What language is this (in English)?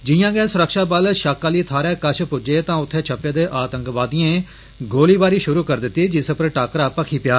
Dogri